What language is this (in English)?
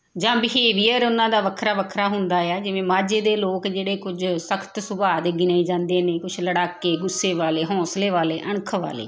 Punjabi